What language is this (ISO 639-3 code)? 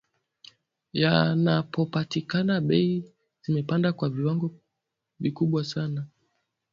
swa